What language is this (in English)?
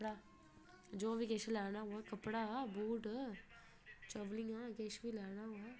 Dogri